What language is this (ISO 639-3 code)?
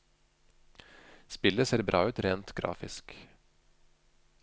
nor